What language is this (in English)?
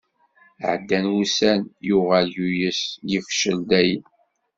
Kabyle